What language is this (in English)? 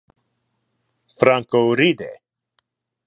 Interlingua